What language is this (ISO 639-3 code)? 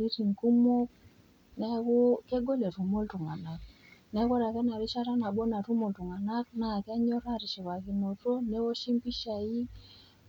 mas